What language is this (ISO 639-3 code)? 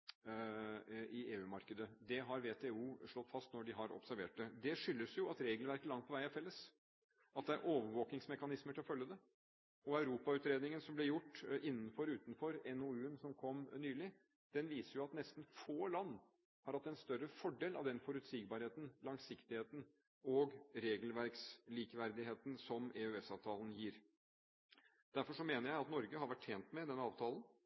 nob